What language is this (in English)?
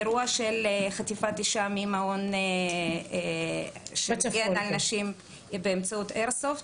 Hebrew